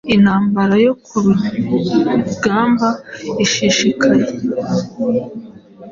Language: Kinyarwanda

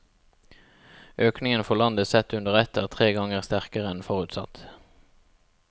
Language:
Norwegian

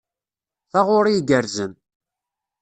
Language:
Kabyle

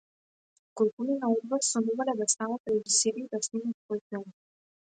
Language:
Macedonian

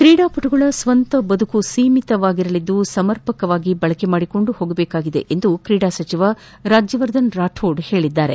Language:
Kannada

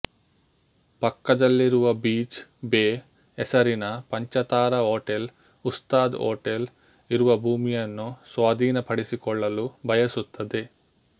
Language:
Kannada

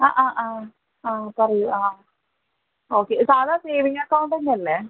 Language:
Malayalam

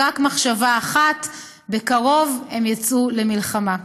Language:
Hebrew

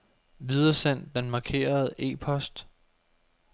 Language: Danish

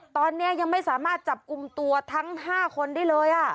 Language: Thai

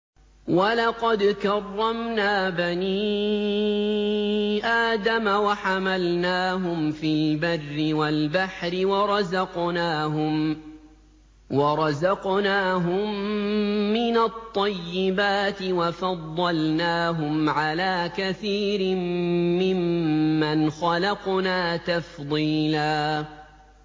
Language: Arabic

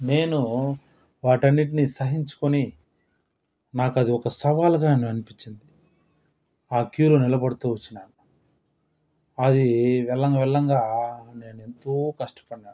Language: Telugu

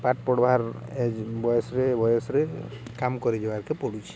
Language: Odia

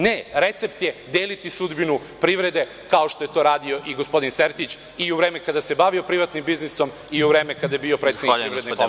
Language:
Serbian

